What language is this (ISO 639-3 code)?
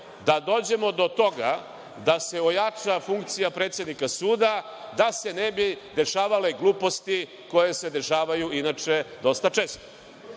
srp